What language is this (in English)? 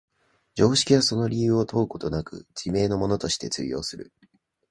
Japanese